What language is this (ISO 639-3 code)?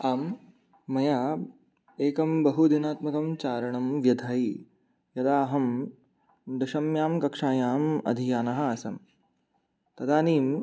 san